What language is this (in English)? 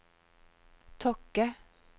Norwegian